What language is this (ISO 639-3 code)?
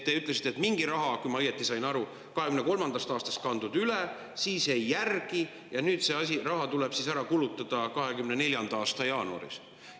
est